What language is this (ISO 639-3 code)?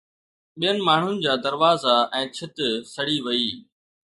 snd